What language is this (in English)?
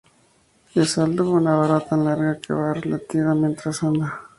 Spanish